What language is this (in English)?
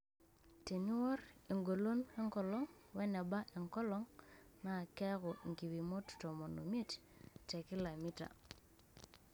Masai